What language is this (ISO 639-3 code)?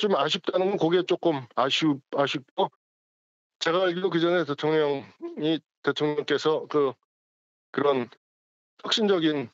kor